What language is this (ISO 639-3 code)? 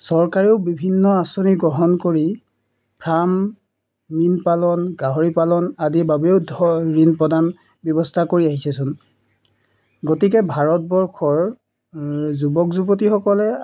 asm